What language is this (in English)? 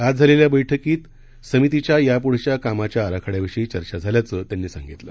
Marathi